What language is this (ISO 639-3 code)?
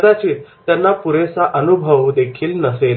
mar